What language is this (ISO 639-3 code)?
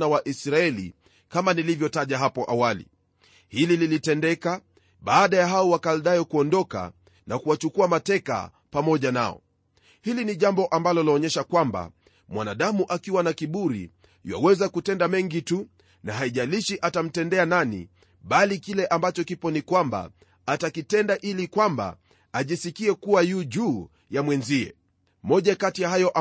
swa